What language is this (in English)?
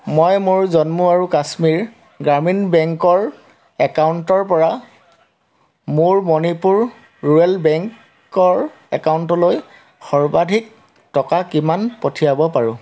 Assamese